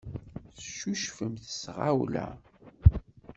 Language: Kabyle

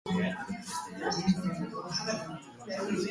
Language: Basque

